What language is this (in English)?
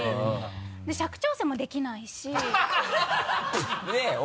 Japanese